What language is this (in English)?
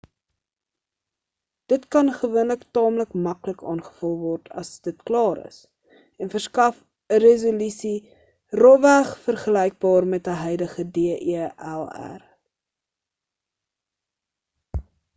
Afrikaans